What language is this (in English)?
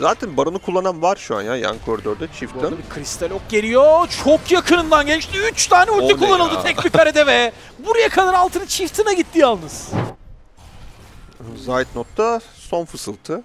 Turkish